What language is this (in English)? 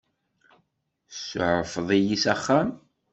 Kabyle